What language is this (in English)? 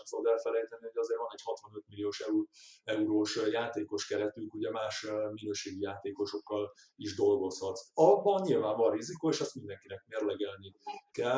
Hungarian